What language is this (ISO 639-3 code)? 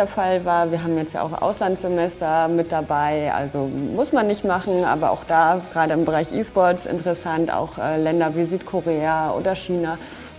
deu